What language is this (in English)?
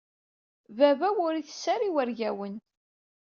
Kabyle